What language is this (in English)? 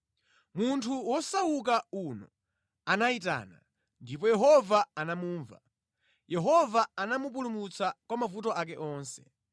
Nyanja